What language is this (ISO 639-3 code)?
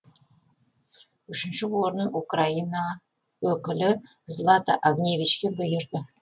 kaz